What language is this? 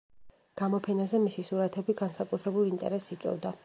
Georgian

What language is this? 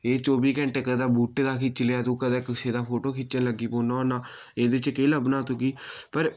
Dogri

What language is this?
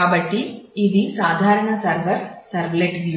Telugu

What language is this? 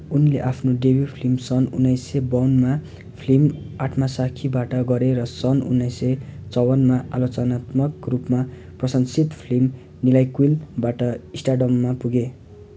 Nepali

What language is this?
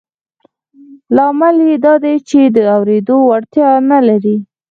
Pashto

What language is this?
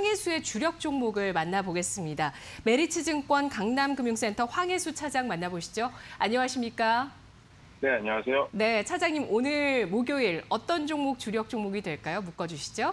Korean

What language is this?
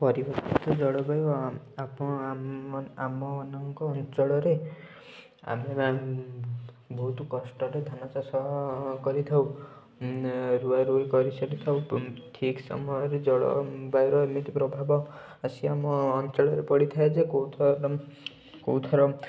Odia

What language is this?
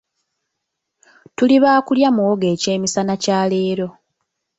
Ganda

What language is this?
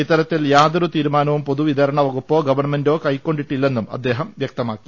Malayalam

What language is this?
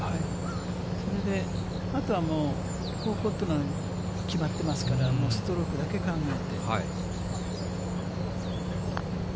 Japanese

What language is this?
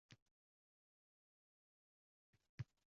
Uzbek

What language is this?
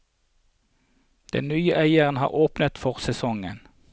Norwegian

